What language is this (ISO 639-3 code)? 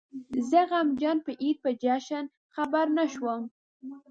pus